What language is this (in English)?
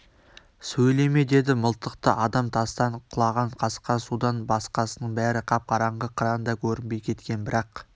Kazakh